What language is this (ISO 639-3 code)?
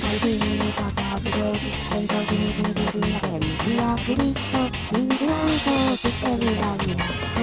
tha